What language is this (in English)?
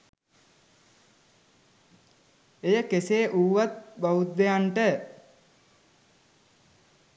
Sinhala